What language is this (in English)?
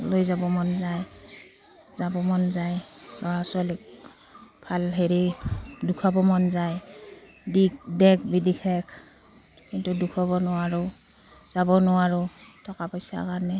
Assamese